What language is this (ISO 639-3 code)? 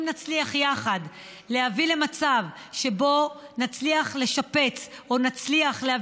heb